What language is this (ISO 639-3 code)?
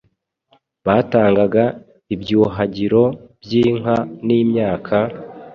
kin